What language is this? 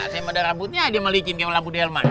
Indonesian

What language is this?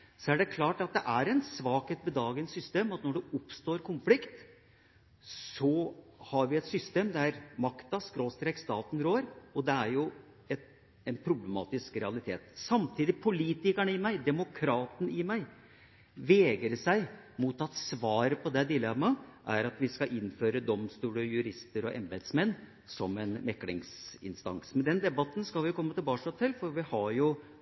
Norwegian Bokmål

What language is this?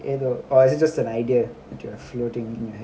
English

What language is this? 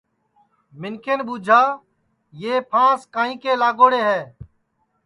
Sansi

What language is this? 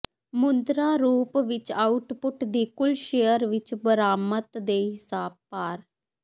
Punjabi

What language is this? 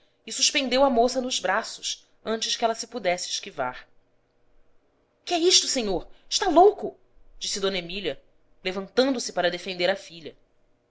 Portuguese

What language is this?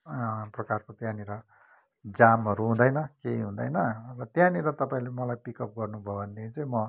Nepali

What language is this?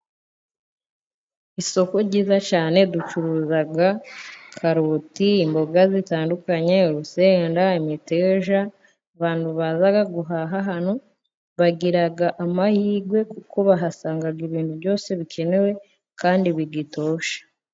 Kinyarwanda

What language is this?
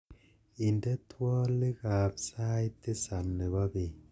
Kalenjin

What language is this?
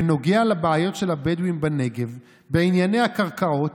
Hebrew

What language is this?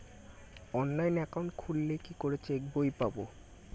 Bangla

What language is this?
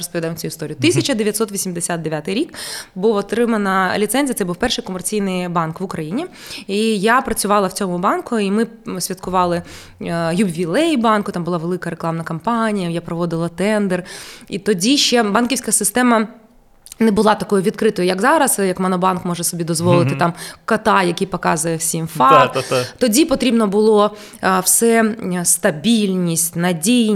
Ukrainian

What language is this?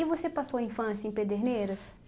Portuguese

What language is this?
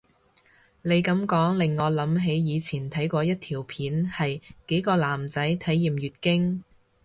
Cantonese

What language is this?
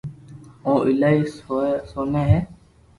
Loarki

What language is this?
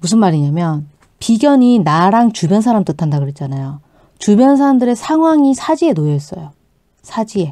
Korean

